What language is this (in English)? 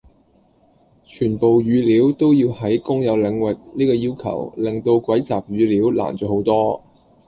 Cantonese